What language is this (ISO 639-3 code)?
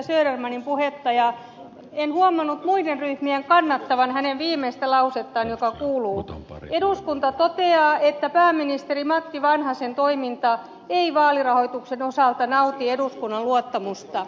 fin